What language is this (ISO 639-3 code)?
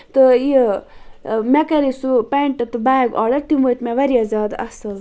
kas